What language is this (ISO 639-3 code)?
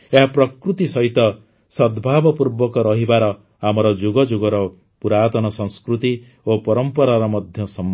ori